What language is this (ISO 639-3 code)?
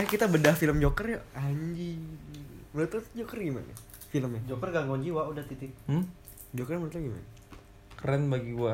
ind